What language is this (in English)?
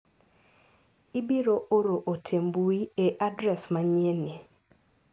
Luo (Kenya and Tanzania)